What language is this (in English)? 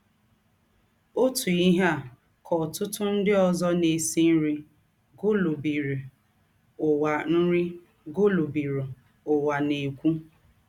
Igbo